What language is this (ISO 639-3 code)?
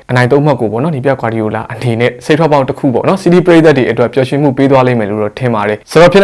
ind